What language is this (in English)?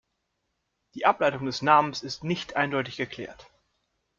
German